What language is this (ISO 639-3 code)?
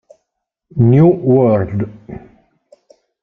ita